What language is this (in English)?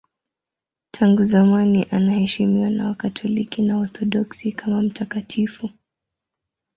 Swahili